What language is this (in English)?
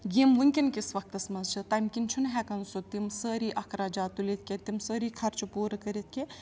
Kashmiri